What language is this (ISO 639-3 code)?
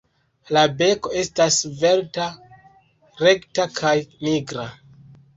epo